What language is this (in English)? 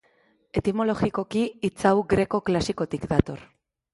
Basque